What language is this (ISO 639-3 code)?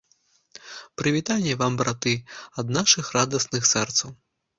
bel